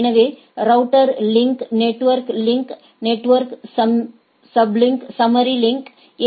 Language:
Tamil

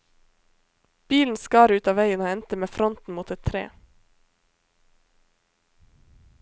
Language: Norwegian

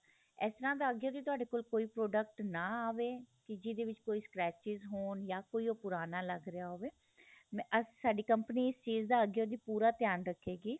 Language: Punjabi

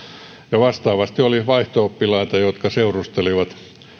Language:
Finnish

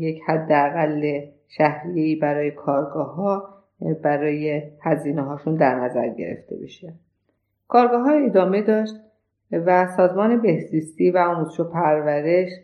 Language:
Persian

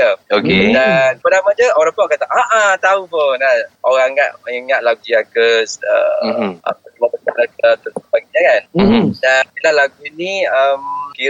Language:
Malay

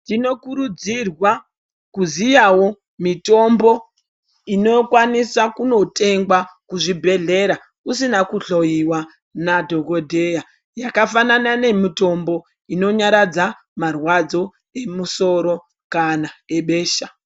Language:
Ndau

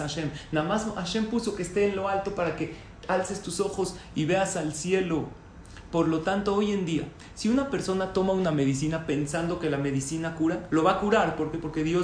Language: Spanish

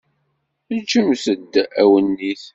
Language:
Kabyle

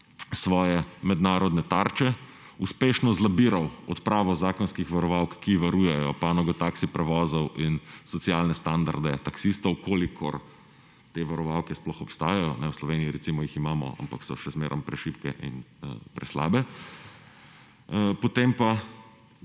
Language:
Slovenian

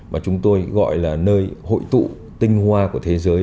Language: Vietnamese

